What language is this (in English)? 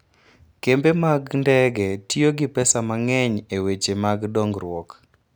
Luo (Kenya and Tanzania)